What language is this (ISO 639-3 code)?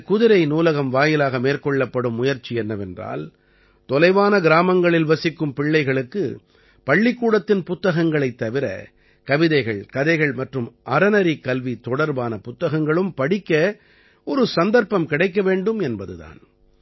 tam